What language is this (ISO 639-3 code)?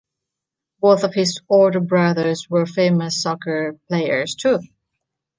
eng